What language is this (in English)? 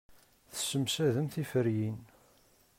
Kabyle